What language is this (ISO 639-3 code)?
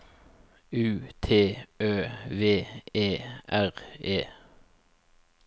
nor